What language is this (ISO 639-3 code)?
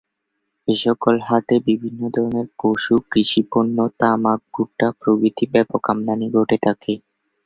ben